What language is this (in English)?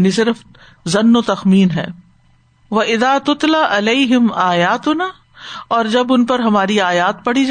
Urdu